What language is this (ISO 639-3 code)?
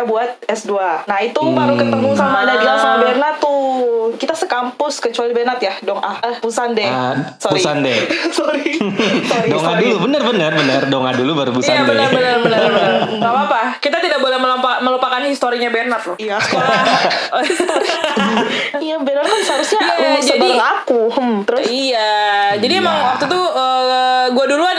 ind